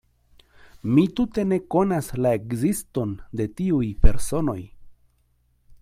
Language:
Esperanto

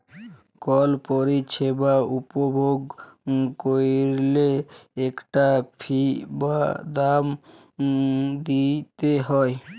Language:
Bangla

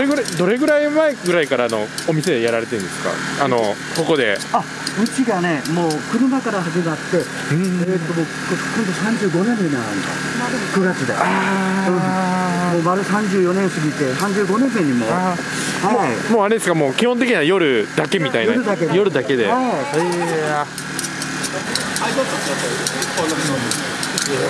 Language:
Japanese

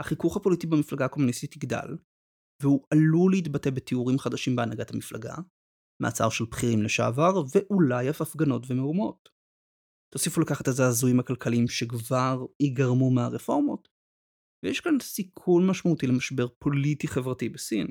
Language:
Hebrew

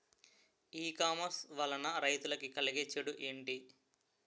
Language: Telugu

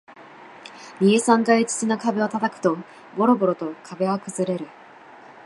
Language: Japanese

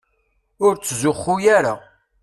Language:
Kabyle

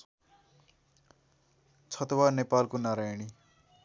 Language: Nepali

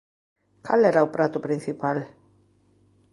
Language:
Galician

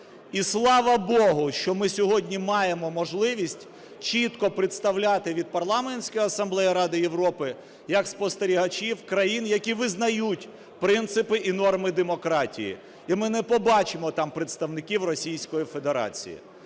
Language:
Ukrainian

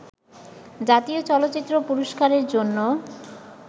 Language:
Bangla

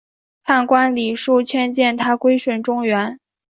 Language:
Chinese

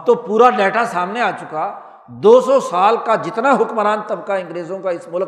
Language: Urdu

